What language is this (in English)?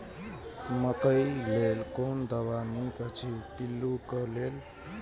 Maithili